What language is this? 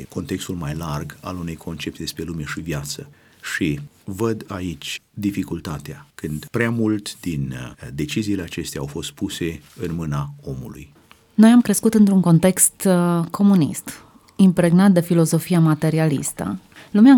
Romanian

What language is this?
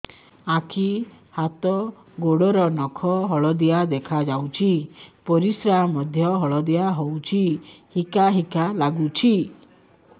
Odia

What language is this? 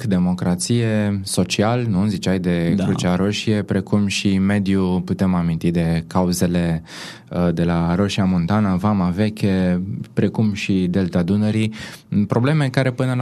Romanian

